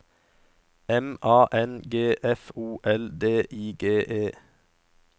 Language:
Norwegian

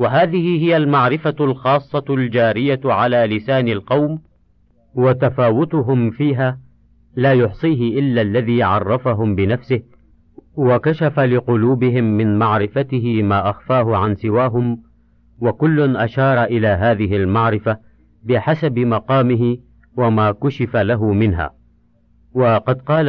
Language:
Arabic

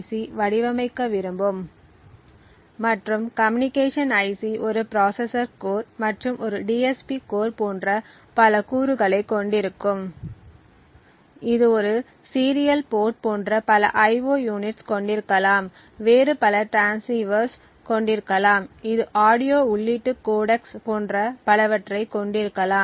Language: Tamil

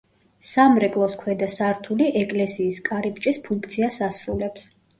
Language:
Georgian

